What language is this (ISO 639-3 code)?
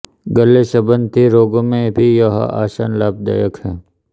hin